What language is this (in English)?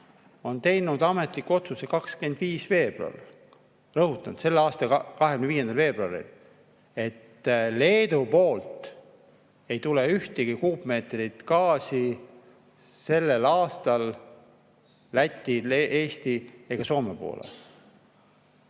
Estonian